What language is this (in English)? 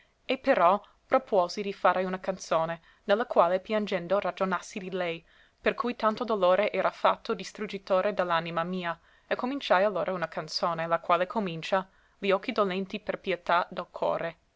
Italian